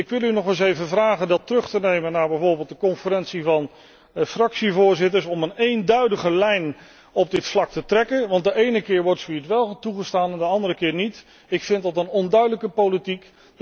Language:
Dutch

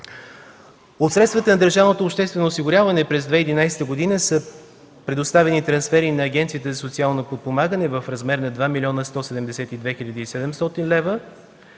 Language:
Bulgarian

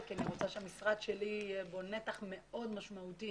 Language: Hebrew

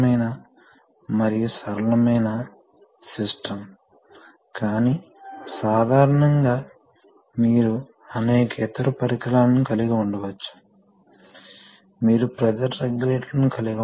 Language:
Telugu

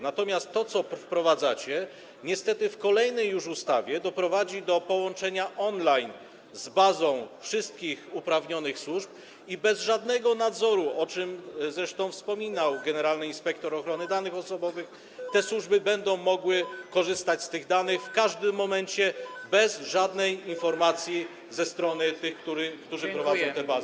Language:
Polish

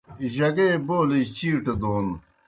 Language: Kohistani Shina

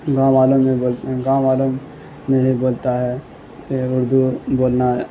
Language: Urdu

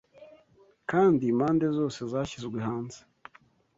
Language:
Kinyarwanda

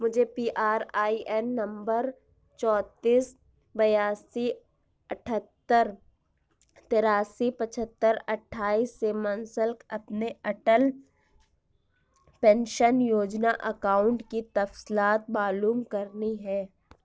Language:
Urdu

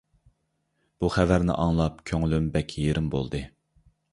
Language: Uyghur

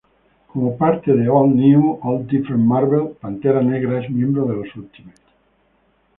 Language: Spanish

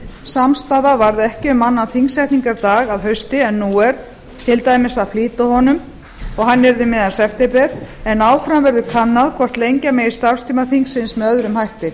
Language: Icelandic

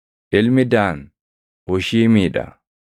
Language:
Oromo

